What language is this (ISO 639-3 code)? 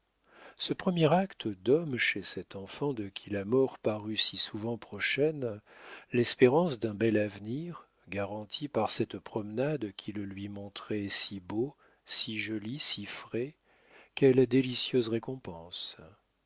fra